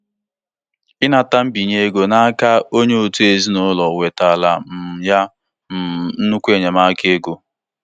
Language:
Igbo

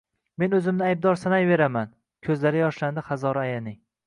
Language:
Uzbek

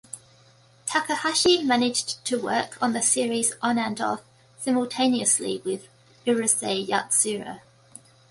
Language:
English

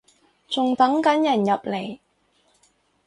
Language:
Cantonese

